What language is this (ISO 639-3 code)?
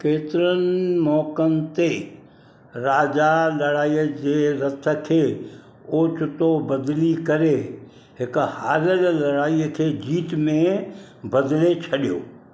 snd